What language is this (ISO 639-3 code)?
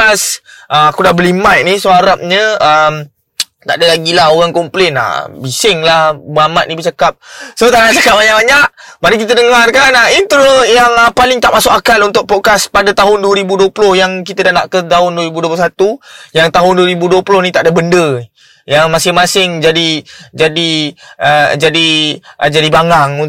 msa